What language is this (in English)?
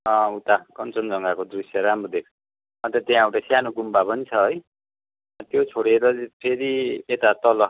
Nepali